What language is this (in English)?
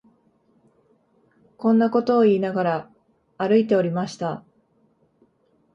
Japanese